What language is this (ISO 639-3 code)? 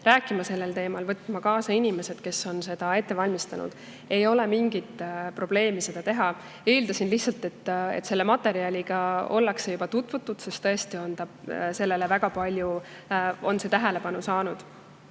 est